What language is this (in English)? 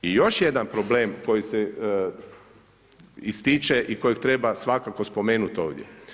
Croatian